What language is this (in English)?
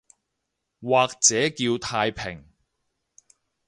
Cantonese